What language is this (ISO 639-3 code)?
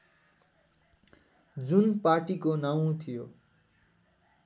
nep